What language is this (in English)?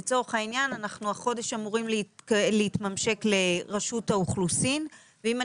Hebrew